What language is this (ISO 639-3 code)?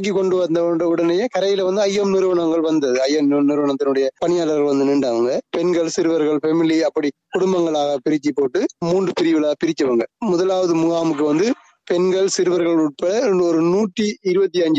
tam